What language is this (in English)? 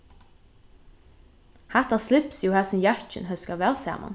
Faroese